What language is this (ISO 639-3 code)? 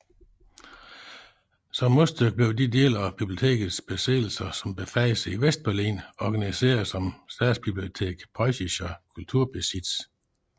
dan